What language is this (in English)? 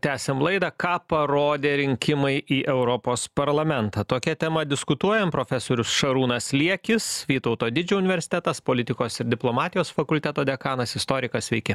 Lithuanian